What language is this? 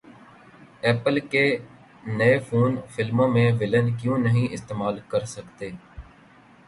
Urdu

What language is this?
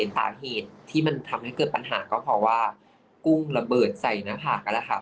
Thai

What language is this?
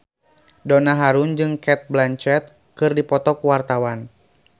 Sundanese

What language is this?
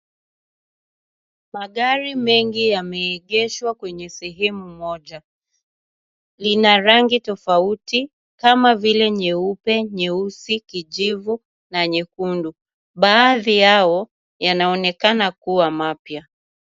Swahili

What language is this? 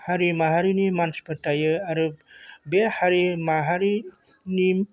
Bodo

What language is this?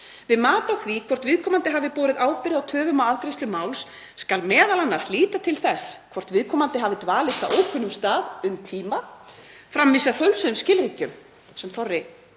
Icelandic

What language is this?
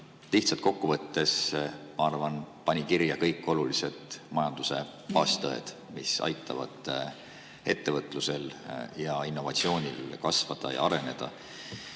Estonian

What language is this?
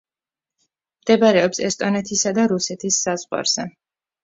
Georgian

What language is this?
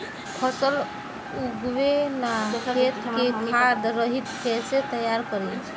Bhojpuri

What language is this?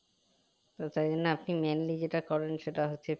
Bangla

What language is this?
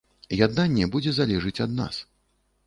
Belarusian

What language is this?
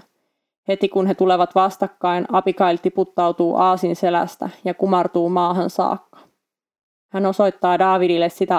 Finnish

